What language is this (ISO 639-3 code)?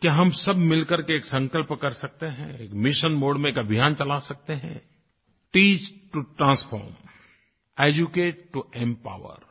hin